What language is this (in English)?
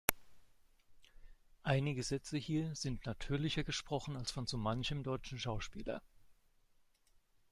German